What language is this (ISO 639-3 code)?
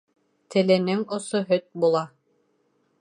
bak